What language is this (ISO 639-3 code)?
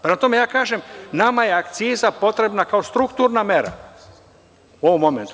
srp